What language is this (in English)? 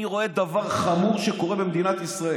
Hebrew